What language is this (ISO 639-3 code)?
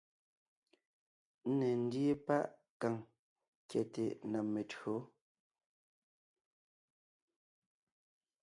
nnh